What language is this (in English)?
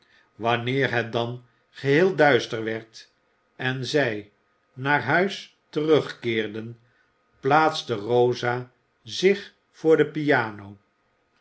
Dutch